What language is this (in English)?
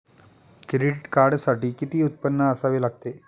Marathi